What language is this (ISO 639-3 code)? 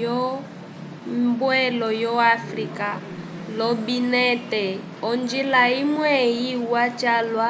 umb